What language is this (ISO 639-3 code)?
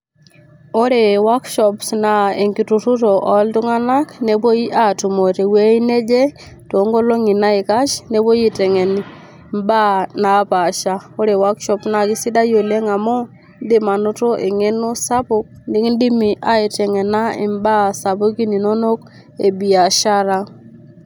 mas